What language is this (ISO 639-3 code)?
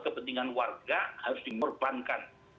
ind